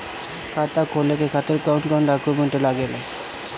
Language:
Bhojpuri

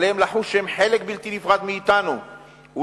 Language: Hebrew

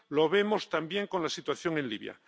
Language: Spanish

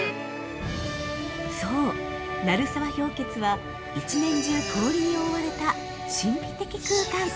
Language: Japanese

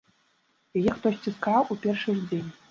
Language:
Belarusian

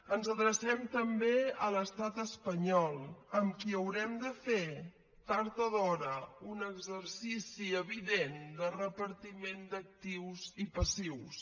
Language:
Catalan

